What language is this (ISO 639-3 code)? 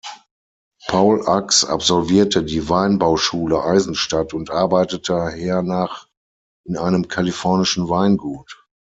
deu